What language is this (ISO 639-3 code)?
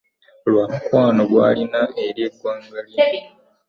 lug